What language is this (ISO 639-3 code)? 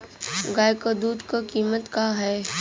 bho